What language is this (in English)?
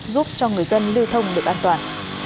Vietnamese